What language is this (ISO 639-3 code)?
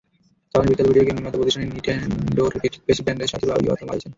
ben